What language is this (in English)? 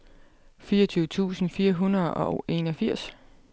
Danish